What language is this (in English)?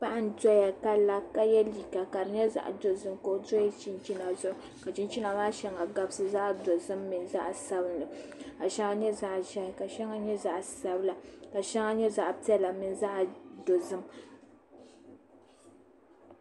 Dagbani